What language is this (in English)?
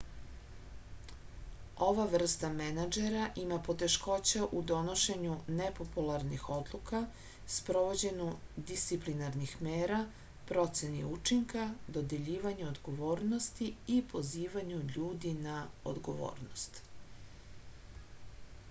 Serbian